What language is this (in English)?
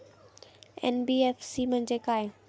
Marathi